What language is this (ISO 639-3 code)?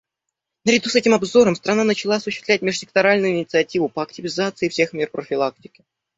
rus